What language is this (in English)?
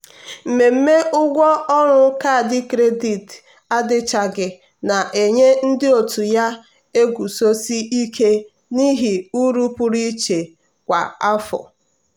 Igbo